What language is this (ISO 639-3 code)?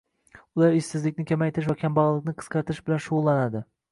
uzb